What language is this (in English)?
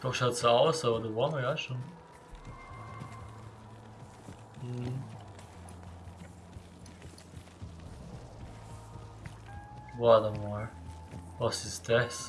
German